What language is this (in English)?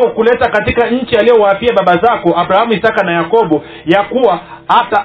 Swahili